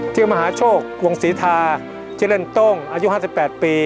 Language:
Thai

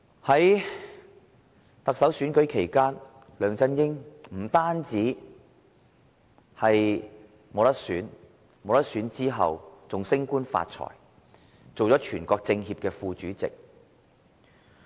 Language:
Cantonese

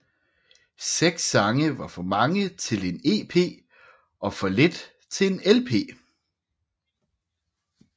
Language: Danish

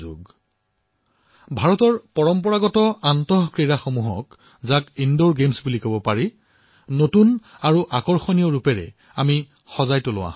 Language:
Assamese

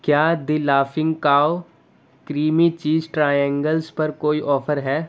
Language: Urdu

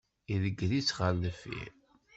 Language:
Kabyle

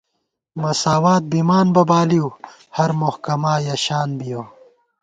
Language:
Gawar-Bati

